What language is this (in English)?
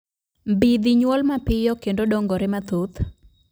Luo (Kenya and Tanzania)